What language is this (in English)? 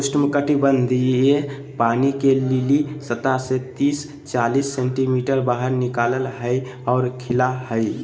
Magahi